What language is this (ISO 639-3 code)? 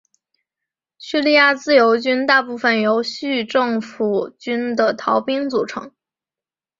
zho